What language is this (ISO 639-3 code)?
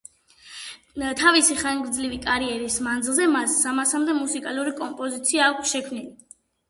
kat